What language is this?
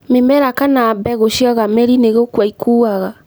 Kikuyu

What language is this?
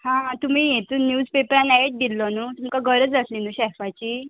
Konkani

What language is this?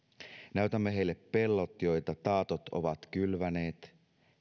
Finnish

